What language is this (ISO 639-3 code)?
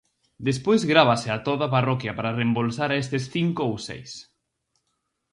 glg